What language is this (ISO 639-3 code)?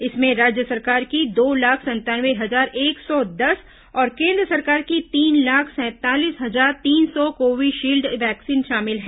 hin